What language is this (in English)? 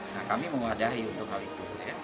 Indonesian